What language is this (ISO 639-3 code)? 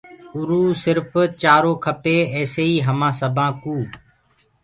ggg